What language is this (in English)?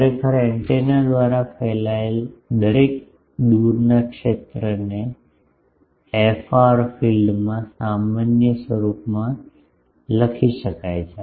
Gujarati